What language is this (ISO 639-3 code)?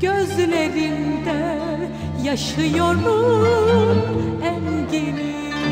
tur